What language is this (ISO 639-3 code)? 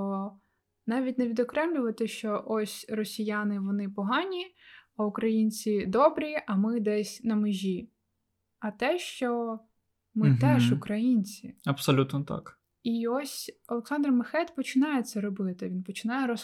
ukr